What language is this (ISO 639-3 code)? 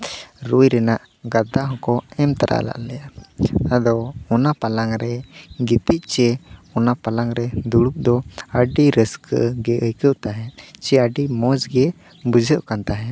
sat